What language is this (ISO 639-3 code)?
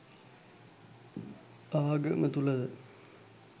sin